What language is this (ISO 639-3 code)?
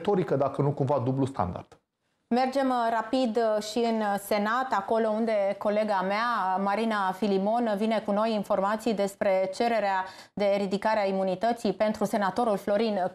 ron